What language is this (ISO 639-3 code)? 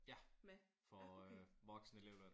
dan